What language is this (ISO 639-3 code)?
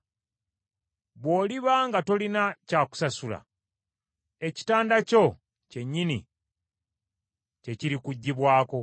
lug